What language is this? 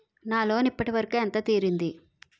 Telugu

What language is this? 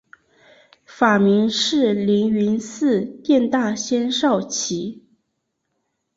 Chinese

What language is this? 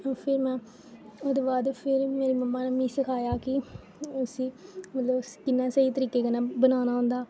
Dogri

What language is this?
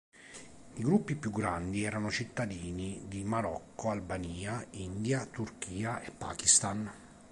Italian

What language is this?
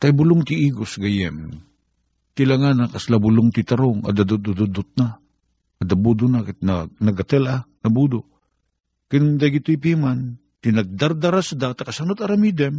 Filipino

